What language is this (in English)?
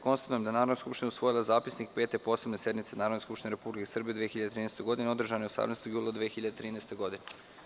Serbian